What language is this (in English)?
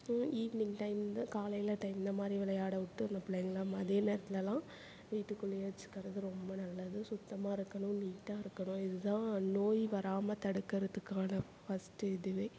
Tamil